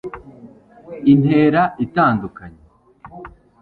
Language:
Kinyarwanda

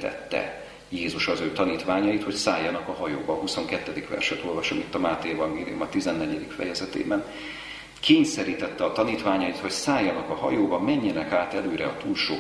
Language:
Hungarian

